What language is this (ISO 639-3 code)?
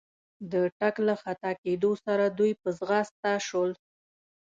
pus